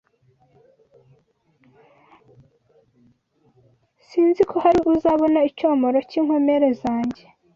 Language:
Kinyarwanda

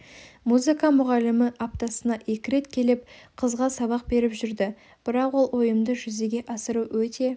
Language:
Kazakh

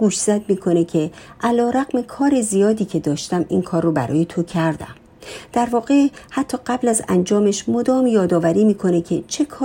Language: Persian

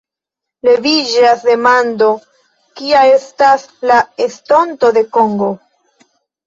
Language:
Esperanto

